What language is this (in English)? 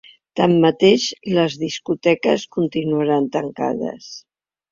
Catalan